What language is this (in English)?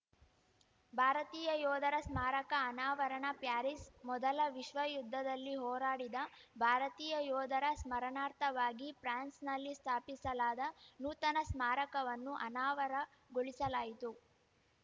Kannada